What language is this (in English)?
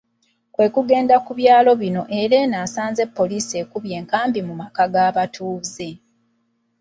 Ganda